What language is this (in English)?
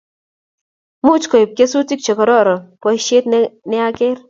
Kalenjin